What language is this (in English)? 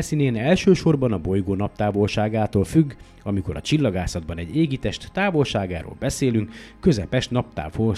Hungarian